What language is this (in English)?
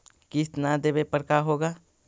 Magahi